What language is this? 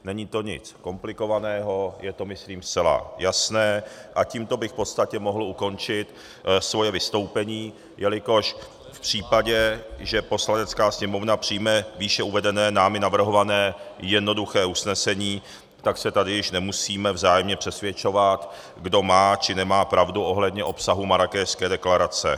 Czech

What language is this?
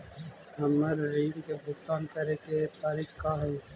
Magahi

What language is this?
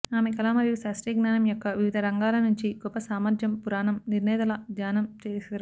Telugu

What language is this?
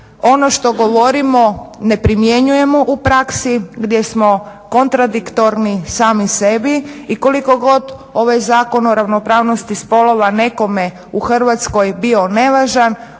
Croatian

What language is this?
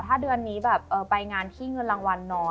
Thai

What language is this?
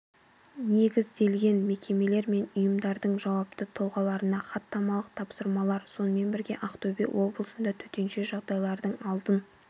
Kazakh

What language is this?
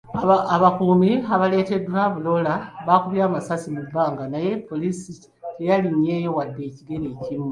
Ganda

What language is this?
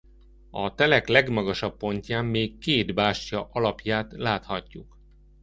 Hungarian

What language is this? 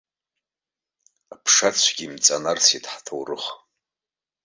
Abkhazian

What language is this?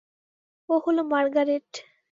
Bangla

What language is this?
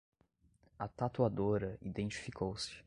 Portuguese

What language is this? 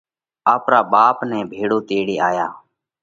Parkari Koli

